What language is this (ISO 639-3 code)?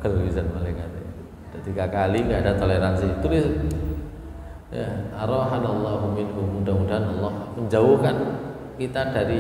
ind